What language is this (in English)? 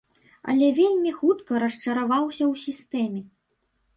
Belarusian